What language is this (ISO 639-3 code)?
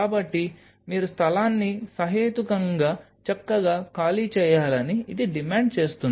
tel